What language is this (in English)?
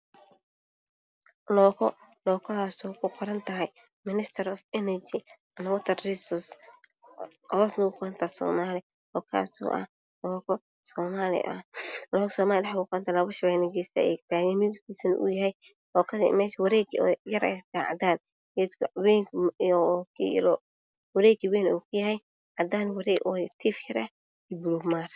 Somali